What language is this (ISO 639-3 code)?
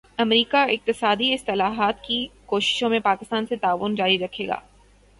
urd